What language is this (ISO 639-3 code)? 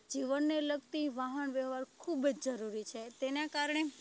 guj